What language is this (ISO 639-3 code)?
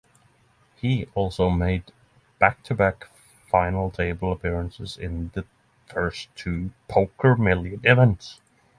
eng